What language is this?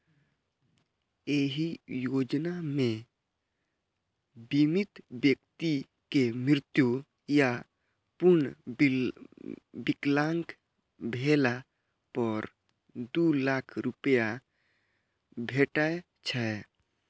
Maithili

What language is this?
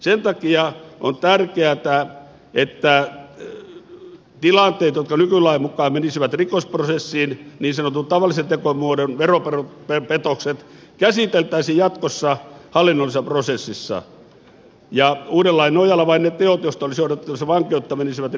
Finnish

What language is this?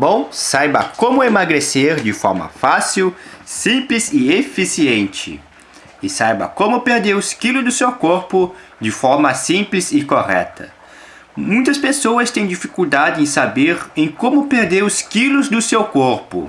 Portuguese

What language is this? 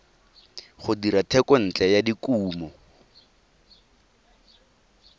Tswana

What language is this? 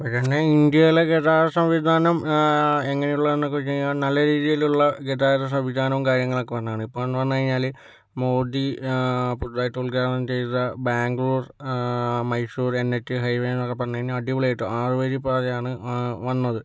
Malayalam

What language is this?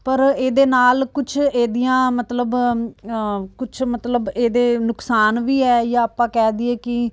Punjabi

